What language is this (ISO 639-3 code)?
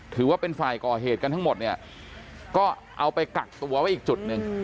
tha